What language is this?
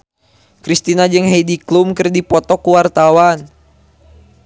Sundanese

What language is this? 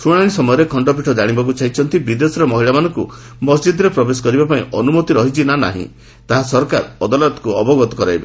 Odia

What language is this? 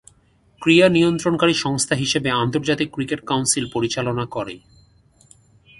Bangla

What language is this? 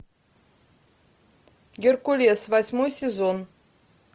Russian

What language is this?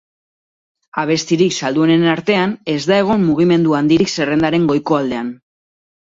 Basque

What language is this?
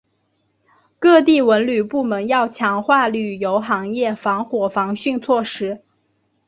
Chinese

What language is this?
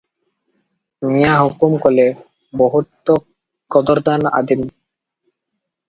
Odia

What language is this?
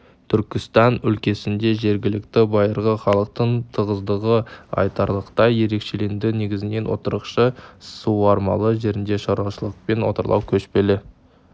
Kazakh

